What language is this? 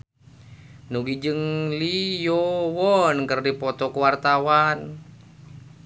Sundanese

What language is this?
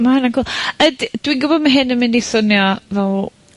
Welsh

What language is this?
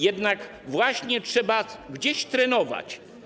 Polish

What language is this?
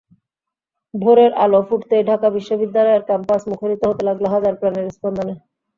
Bangla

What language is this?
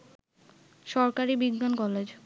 Bangla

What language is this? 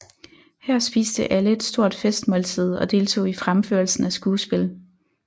Danish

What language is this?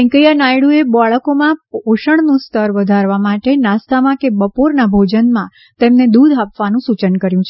Gujarati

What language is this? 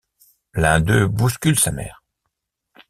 French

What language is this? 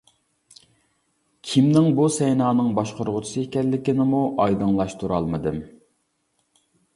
Uyghur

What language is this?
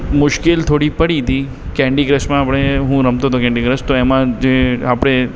Gujarati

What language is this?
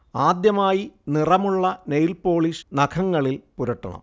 Malayalam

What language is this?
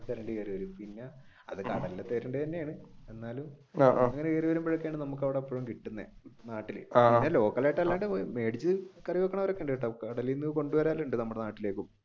Malayalam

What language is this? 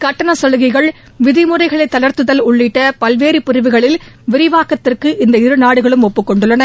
Tamil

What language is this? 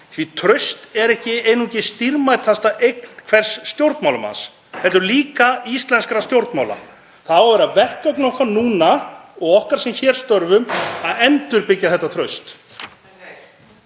Icelandic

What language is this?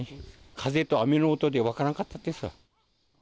Japanese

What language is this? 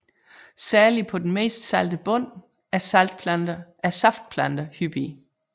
Danish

